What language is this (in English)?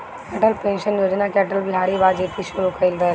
Bhojpuri